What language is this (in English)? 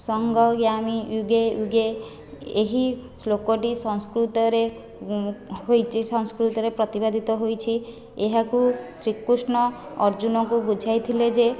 Odia